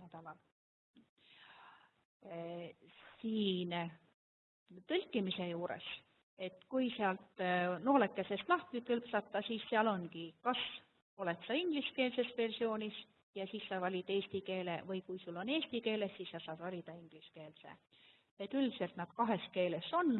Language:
German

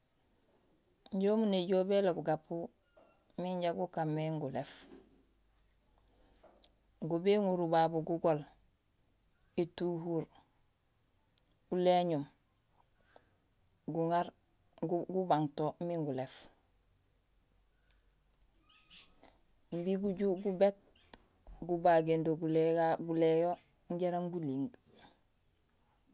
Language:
Gusilay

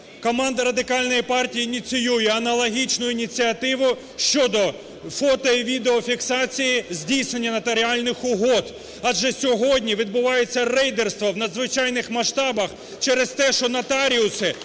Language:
Ukrainian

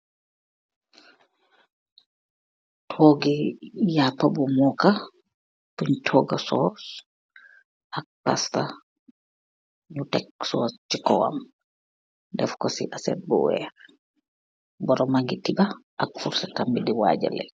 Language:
Wolof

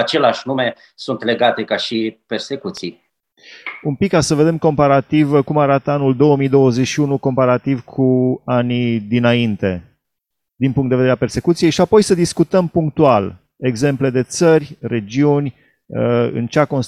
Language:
Romanian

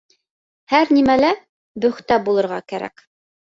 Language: Bashkir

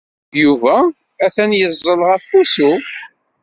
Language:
Kabyle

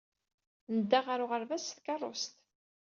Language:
Kabyle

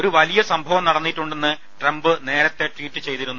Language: Malayalam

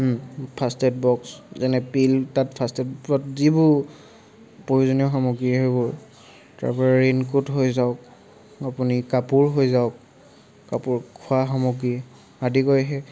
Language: Assamese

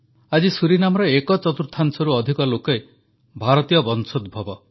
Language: Odia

